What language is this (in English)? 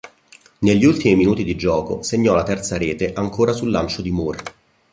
Italian